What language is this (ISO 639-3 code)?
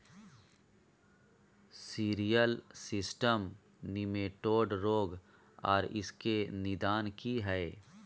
mai